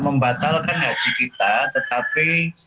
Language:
Indonesian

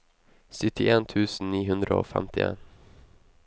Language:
Norwegian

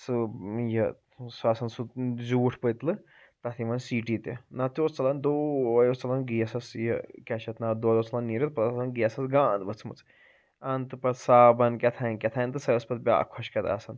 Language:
Kashmiri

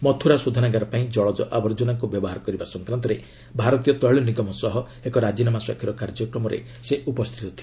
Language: Odia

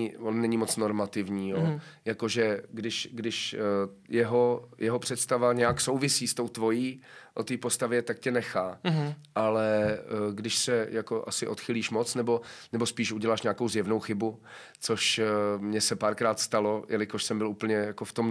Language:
Czech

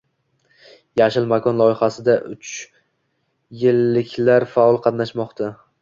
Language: Uzbek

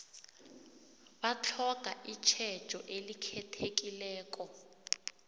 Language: South Ndebele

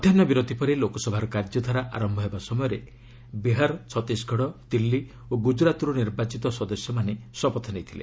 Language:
Odia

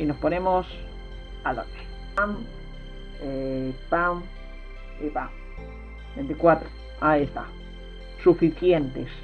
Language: Spanish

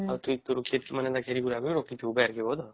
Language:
Odia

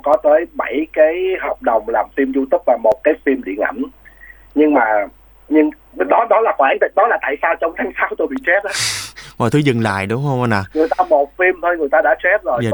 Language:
Vietnamese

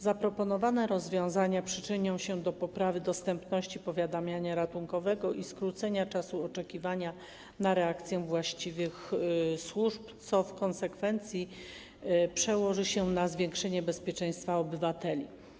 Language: Polish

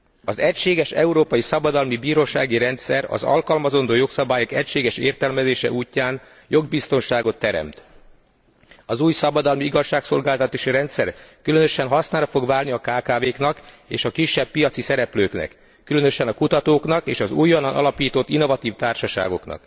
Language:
Hungarian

